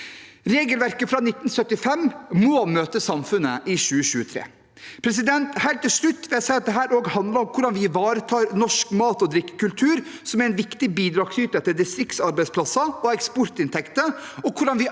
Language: Norwegian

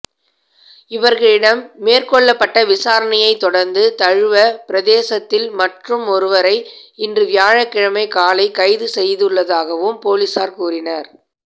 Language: Tamil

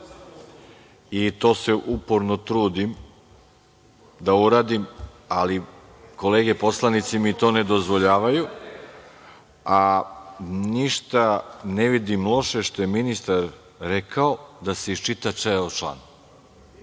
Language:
Serbian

